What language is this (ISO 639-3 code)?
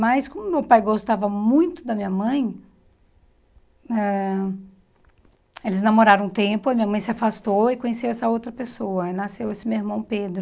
por